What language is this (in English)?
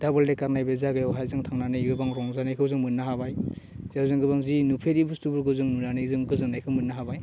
Bodo